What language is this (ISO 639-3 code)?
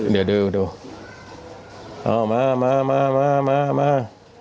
tha